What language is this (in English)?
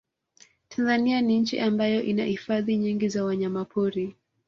Swahili